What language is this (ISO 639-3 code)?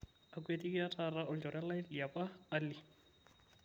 mas